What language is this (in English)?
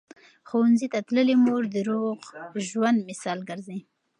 Pashto